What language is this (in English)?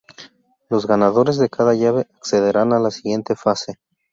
Spanish